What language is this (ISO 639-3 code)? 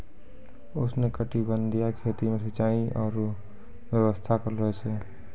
mai